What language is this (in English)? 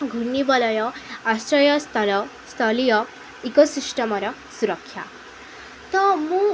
Odia